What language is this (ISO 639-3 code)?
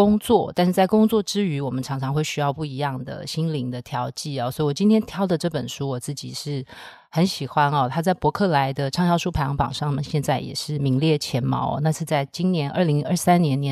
zho